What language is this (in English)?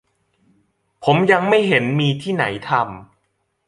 Thai